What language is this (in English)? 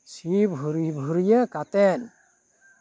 Santali